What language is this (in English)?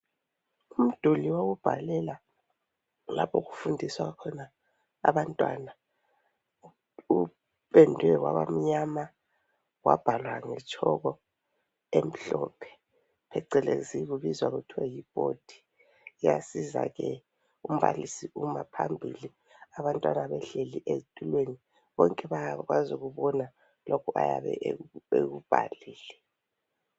North Ndebele